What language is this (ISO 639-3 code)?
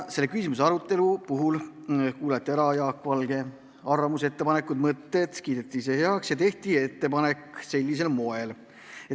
est